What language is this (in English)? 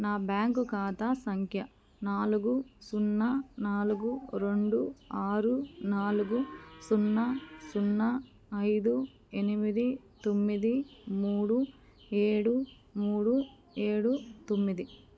Telugu